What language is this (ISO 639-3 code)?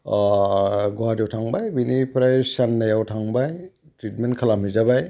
brx